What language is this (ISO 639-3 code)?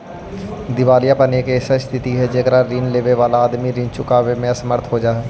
mag